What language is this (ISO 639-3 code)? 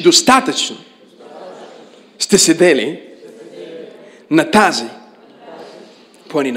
bul